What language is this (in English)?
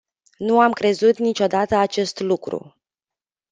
Romanian